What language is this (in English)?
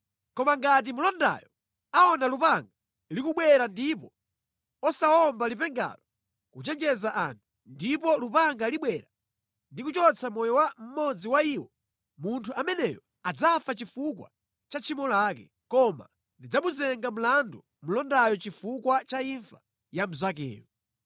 Nyanja